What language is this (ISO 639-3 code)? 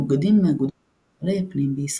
heb